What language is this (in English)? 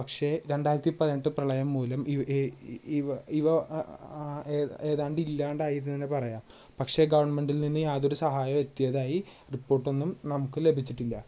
Malayalam